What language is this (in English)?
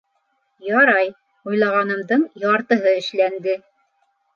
Bashkir